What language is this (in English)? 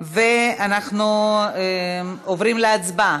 Hebrew